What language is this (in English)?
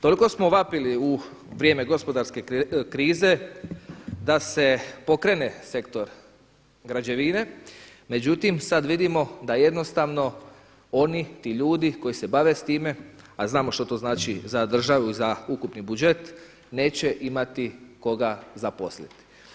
Croatian